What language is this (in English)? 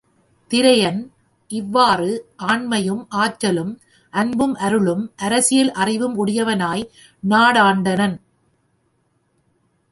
Tamil